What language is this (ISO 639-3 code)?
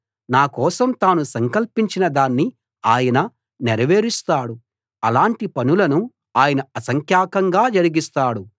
tel